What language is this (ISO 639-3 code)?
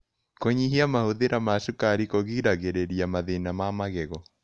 kik